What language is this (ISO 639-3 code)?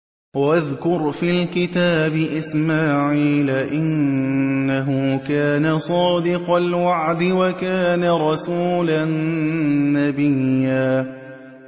ara